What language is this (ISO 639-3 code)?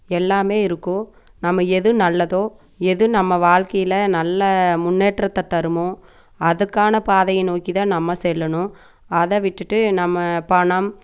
tam